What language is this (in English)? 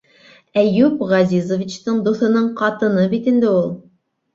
Bashkir